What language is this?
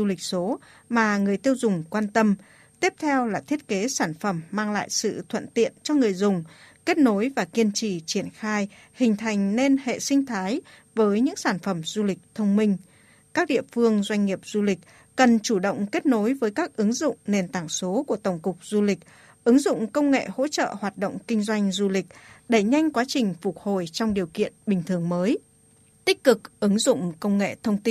Vietnamese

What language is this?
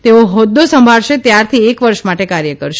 Gujarati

